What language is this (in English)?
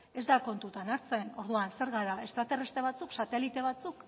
Basque